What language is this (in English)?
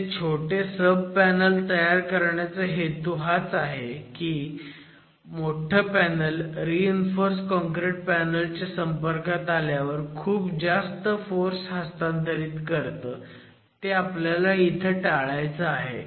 Marathi